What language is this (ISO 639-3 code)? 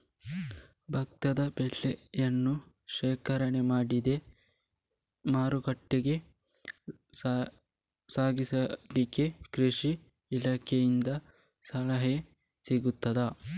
kan